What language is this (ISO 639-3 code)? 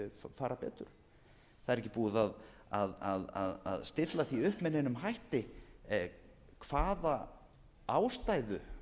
isl